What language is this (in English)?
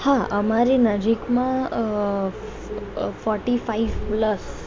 Gujarati